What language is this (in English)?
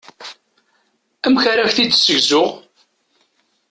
Kabyle